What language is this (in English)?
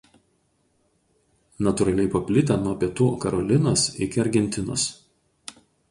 Lithuanian